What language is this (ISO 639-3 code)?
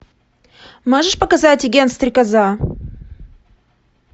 rus